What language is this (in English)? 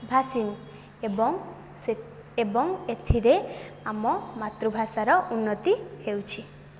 Odia